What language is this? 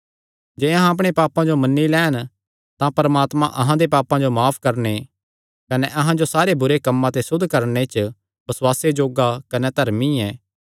Kangri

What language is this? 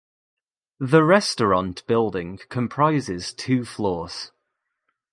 English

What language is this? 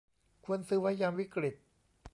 Thai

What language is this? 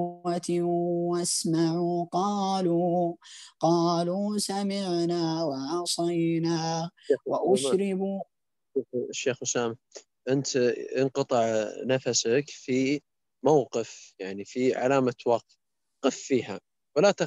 Arabic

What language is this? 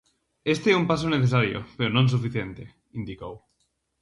Galician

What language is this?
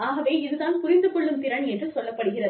Tamil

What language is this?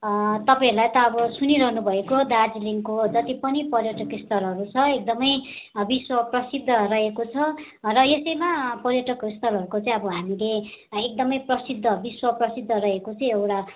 Nepali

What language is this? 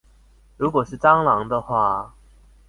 Chinese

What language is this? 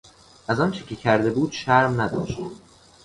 Persian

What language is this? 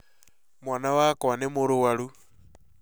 Kikuyu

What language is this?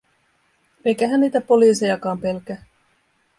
Finnish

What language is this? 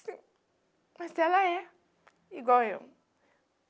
Portuguese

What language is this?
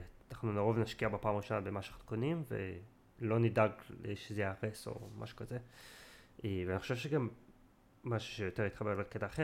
Hebrew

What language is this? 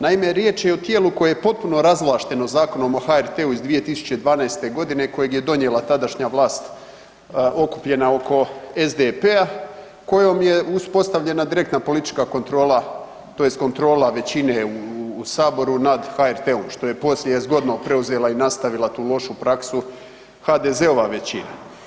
Croatian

